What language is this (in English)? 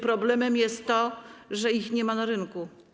Polish